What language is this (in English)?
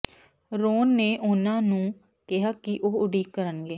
Punjabi